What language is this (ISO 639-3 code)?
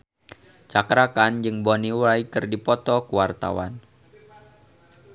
sun